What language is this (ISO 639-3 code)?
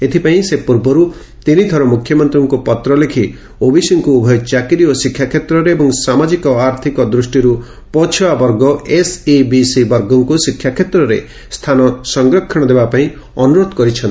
ori